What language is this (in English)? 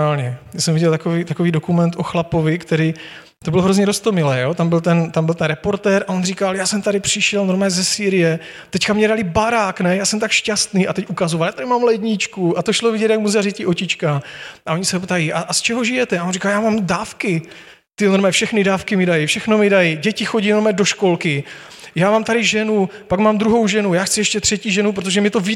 Czech